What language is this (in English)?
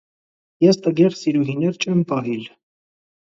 Armenian